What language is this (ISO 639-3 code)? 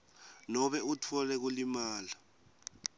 ssw